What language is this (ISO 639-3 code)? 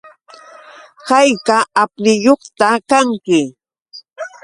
qux